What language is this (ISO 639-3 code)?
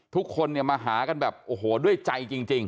tha